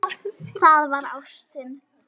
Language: Icelandic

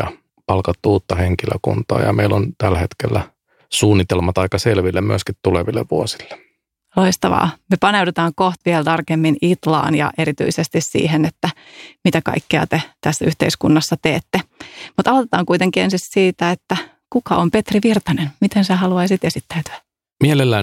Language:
Finnish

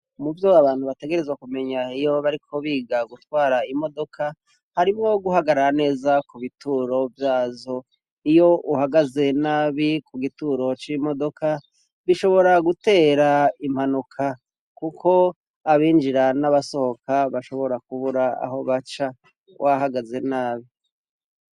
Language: Rundi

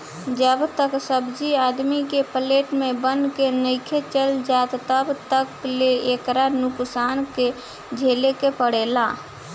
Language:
Bhojpuri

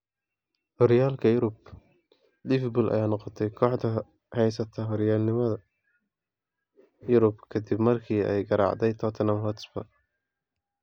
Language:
Somali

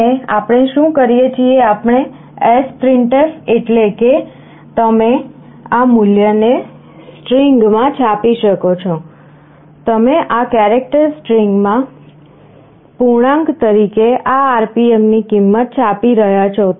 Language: Gujarati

